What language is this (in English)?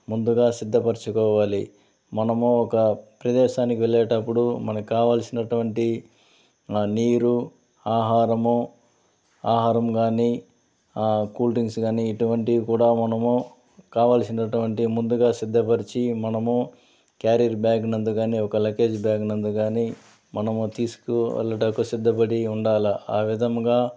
Telugu